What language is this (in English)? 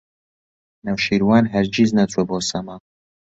Central Kurdish